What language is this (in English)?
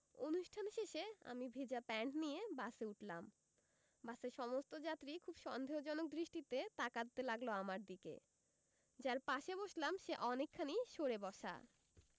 Bangla